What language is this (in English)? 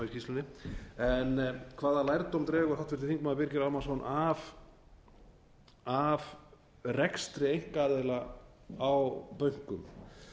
Icelandic